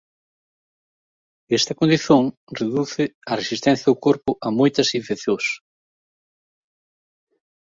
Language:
Galician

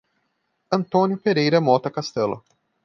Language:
Portuguese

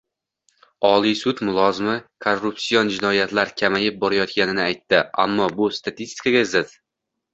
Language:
Uzbek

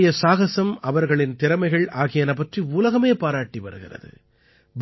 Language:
Tamil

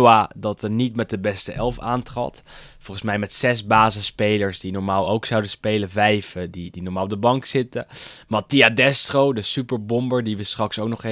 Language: Dutch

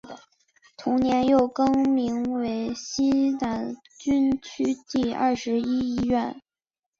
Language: Chinese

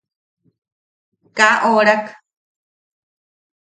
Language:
Yaqui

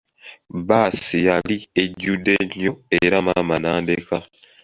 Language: Ganda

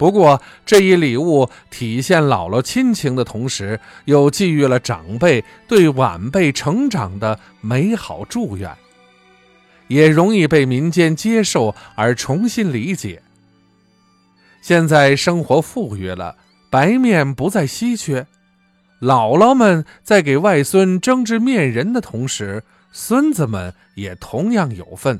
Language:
Chinese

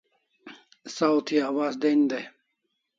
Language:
Kalasha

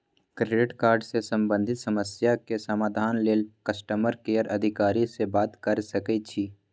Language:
Magahi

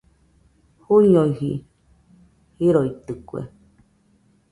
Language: Nüpode Huitoto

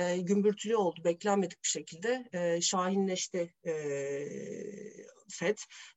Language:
Turkish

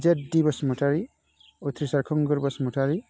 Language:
Bodo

